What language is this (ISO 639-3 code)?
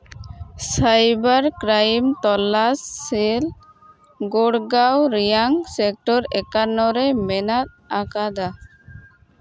sat